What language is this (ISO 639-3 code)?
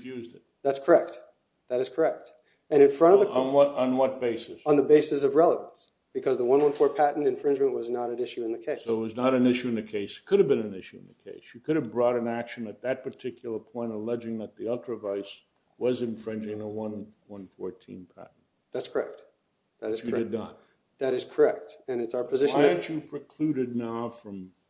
eng